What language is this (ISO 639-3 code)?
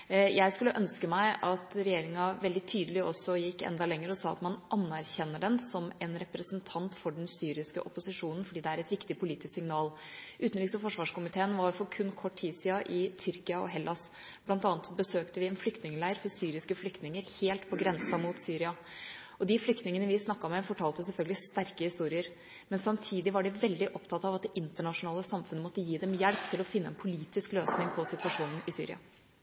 nob